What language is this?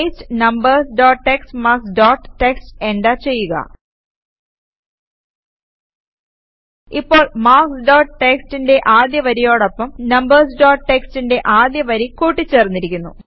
Malayalam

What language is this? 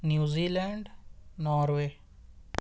Urdu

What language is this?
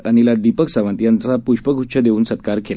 Marathi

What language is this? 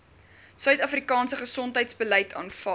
Afrikaans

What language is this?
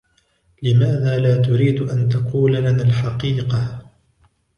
Arabic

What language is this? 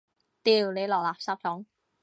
Cantonese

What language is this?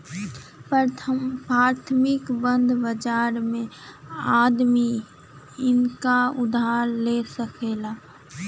Bhojpuri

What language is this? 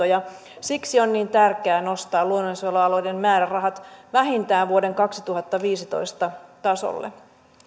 Finnish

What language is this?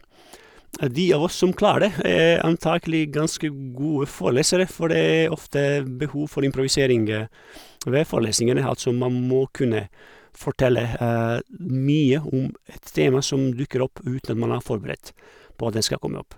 Norwegian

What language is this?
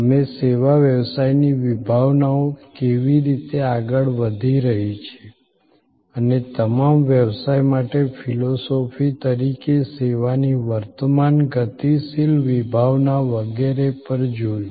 Gujarati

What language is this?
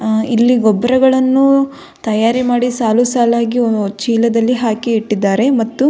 Kannada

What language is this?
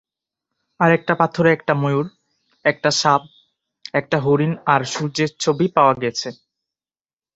Bangla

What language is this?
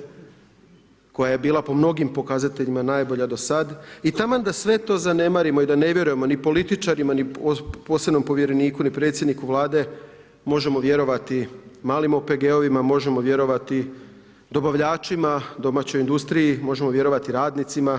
Croatian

